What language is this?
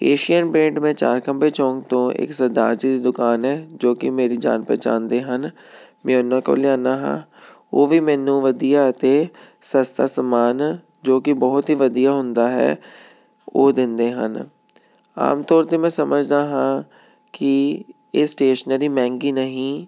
Punjabi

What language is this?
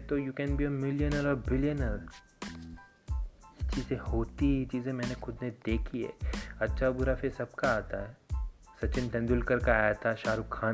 Hindi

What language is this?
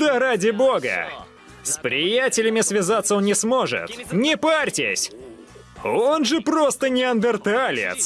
Russian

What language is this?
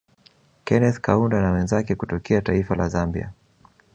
Swahili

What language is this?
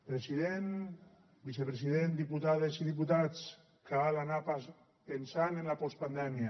Catalan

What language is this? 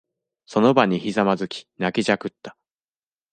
Japanese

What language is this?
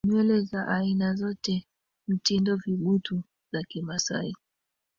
Swahili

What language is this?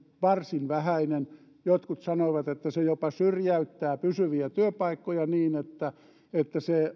Finnish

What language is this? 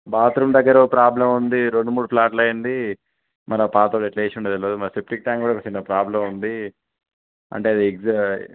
Telugu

